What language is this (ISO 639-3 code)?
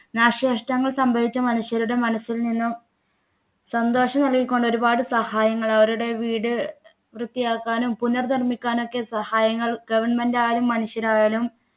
mal